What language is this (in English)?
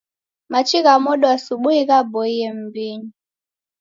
Taita